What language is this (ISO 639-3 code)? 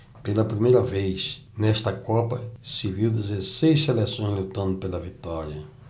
por